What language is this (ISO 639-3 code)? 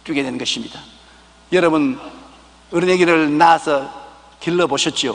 kor